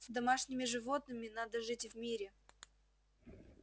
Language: Russian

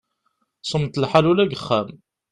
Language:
Kabyle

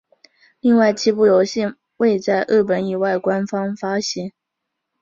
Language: Chinese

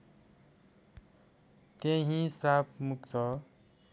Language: Nepali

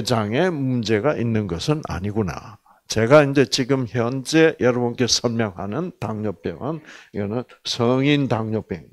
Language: Korean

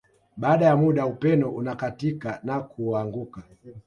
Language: Swahili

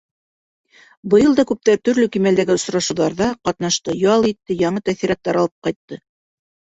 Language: Bashkir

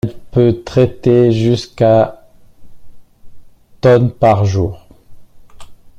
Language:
French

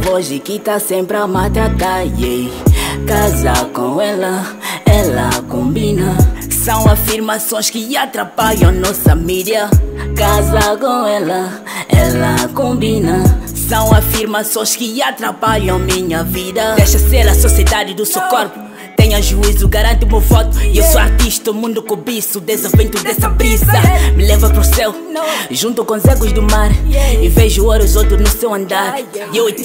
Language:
Portuguese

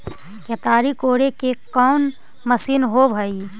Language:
Magahi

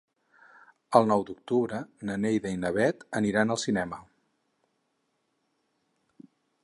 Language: Catalan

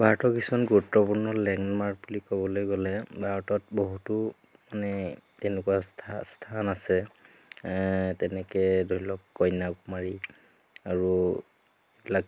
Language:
Assamese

